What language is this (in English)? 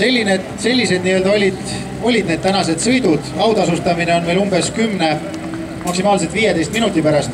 Latvian